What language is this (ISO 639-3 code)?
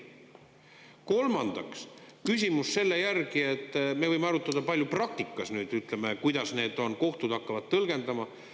est